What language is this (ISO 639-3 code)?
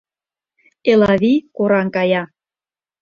chm